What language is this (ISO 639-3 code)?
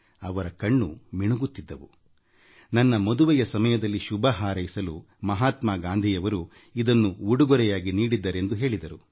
kan